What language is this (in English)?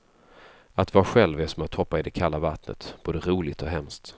Swedish